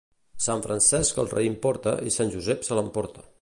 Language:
Catalan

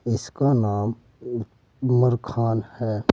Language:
Hindi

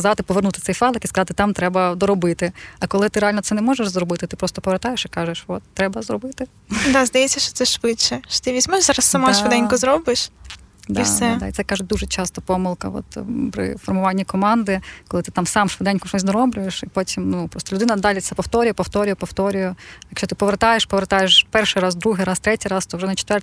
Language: Ukrainian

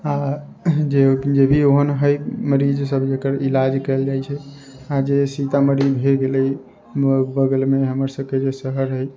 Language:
Maithili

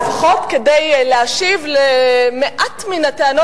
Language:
Hebrew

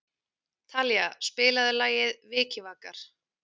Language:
Icelandic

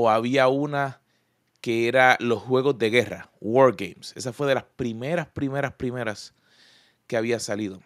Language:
Spanish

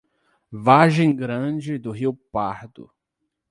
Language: Portuguese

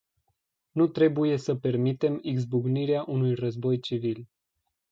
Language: Romanian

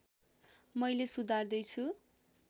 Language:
Nepali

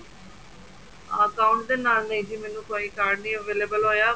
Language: Punjabi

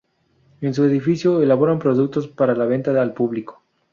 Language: Spanish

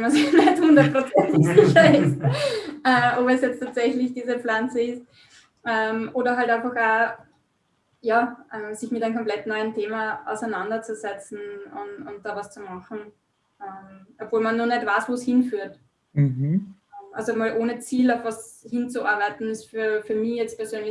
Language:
German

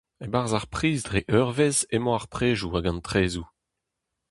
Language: Breton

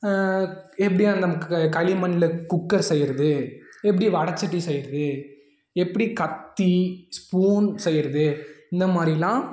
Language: Tamil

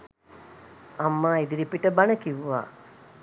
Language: Sinhala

